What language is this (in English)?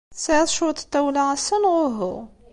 Kabyle